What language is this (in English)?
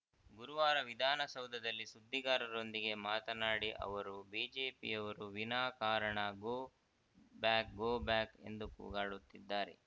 Kannada